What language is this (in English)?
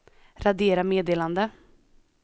Swedish